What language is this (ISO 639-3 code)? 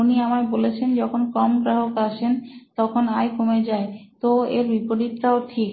ben